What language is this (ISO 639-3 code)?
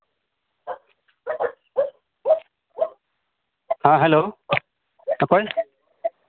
sat